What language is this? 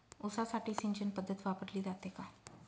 Marathi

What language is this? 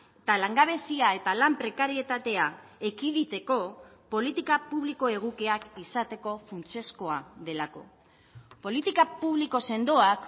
Basque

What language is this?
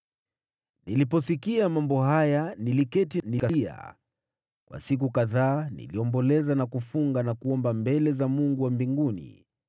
Swahili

